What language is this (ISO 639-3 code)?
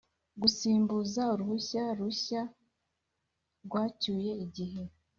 kin